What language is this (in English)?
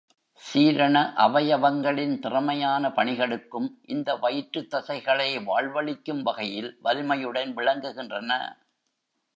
Tamil